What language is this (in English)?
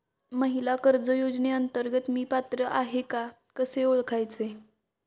Marathi